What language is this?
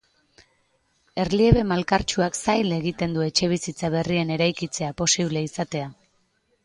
Basque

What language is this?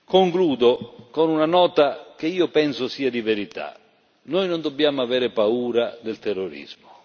Italian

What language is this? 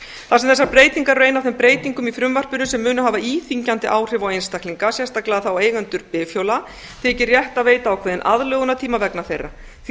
Icelandic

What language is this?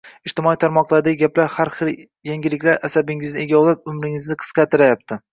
Uzbek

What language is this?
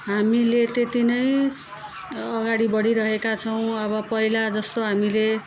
Nepali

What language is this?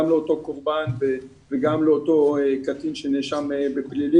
Hebrew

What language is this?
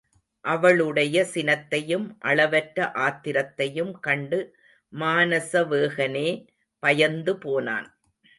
Tamil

